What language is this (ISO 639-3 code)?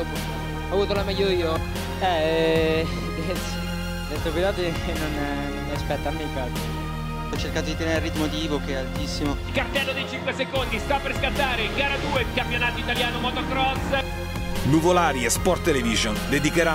ita